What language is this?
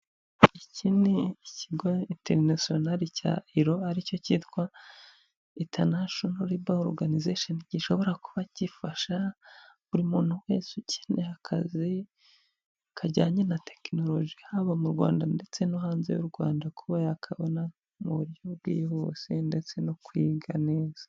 Kinyarwanda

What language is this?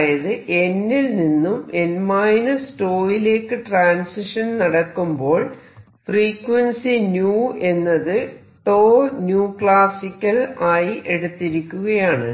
Malayalam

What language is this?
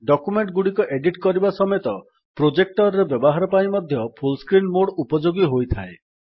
Odia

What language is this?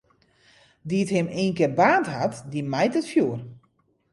Western Frisian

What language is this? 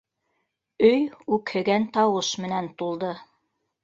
Bashkir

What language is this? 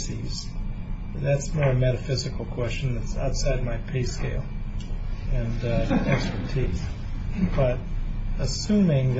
English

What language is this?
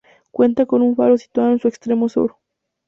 Spanish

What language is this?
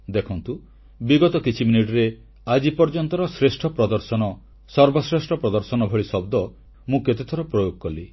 Odia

